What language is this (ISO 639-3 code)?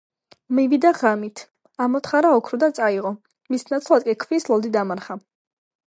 kat